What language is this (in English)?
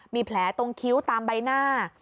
Thai